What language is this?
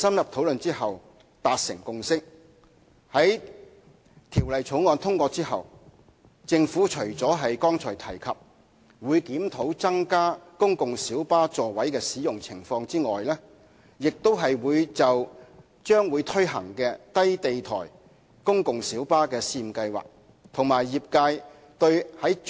Cantonese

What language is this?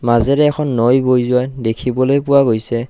Assamese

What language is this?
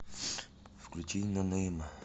Russian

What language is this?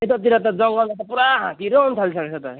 Nepali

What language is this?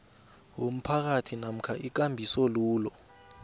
South Ndebele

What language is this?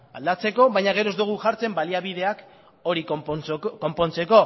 Basque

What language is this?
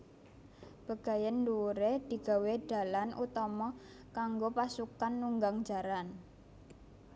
Javanese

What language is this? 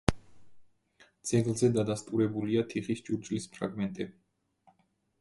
Georgian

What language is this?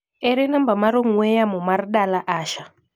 Luo (Kenya and Tanzania)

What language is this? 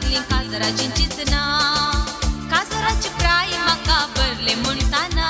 Romanian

